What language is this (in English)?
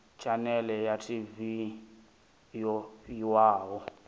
Venda